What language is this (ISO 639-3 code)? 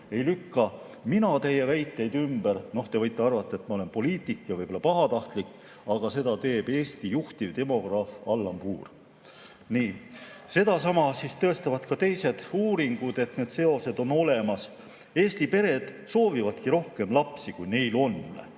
est